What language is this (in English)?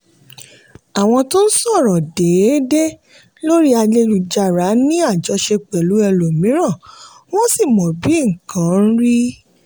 Yoruba